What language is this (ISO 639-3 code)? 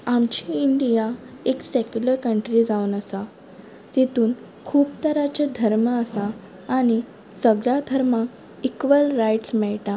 kok